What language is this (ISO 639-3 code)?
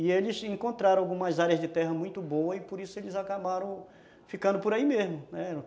por